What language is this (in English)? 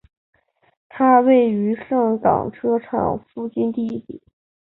Chinese